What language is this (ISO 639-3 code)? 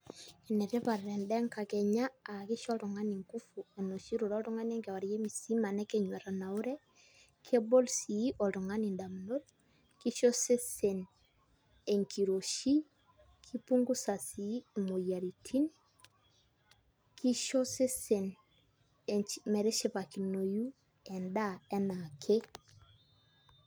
mas